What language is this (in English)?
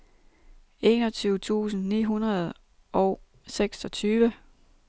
Danish